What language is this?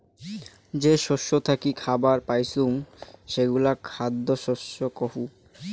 Bangla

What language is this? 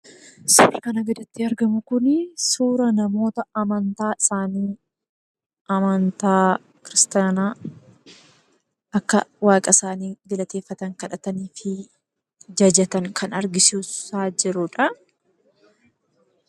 Oromo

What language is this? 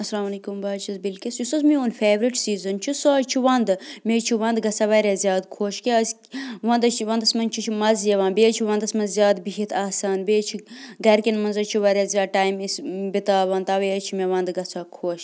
Kashmiri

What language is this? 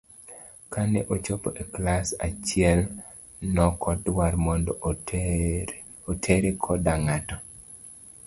Luo (Kenya and Tanzania)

